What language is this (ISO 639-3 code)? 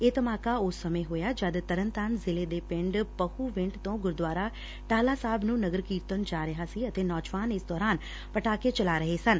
pan